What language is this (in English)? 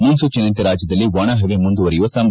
Kannada